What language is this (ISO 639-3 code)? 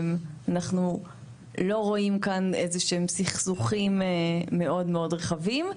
heb